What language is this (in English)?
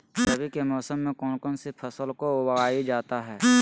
Magahi